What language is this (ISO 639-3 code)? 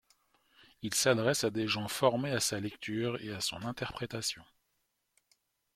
fra